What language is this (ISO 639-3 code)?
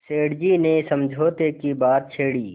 hin